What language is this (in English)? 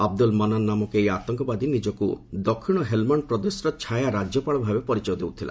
Odia